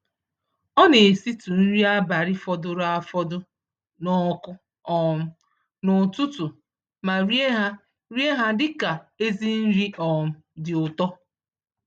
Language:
Igbo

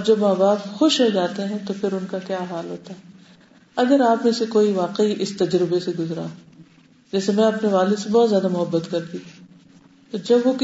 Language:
Urdu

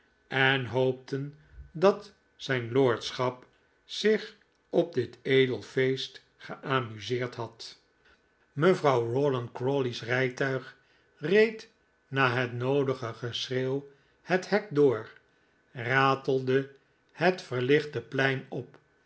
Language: Dutch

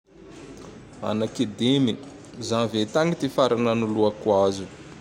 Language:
Tandroy-Mahafaly Malagasy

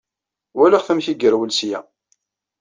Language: Kabyle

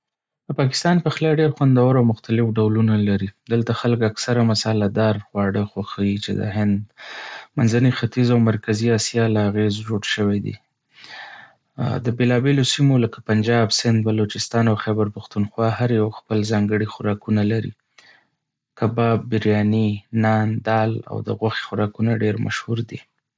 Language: Pashto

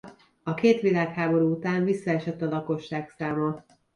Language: Hungarian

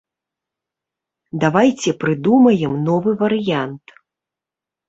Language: Belarusian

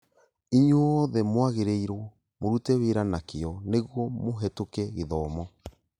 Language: Kikuyu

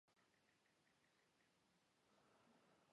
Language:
Georgian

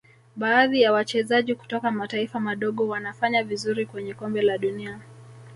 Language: Swahili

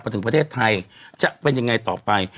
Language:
Thai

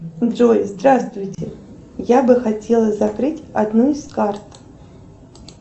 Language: Russian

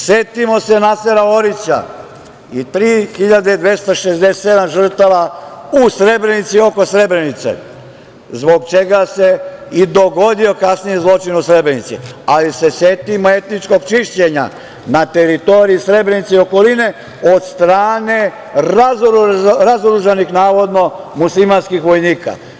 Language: Serbian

